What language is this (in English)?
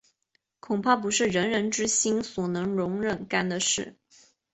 Chinese